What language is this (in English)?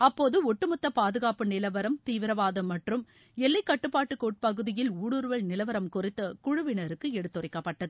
Tamil